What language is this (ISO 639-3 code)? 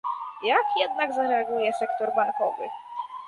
pol